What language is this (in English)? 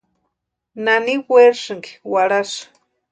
Western Highland Purepecha